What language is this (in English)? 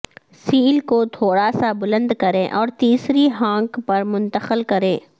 Urdu